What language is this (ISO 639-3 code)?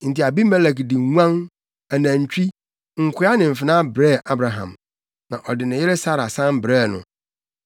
aka